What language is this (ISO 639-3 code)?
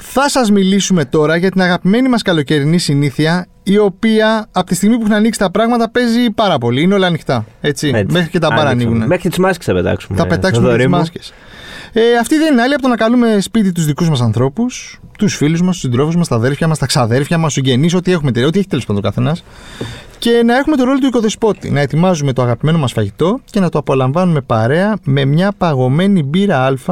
ell